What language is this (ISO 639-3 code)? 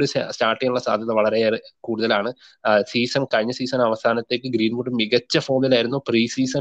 mal